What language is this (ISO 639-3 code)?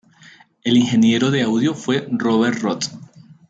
spa